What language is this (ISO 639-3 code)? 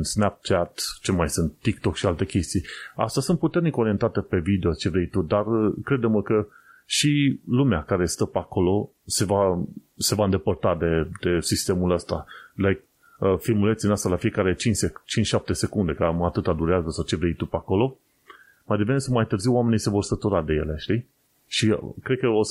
ron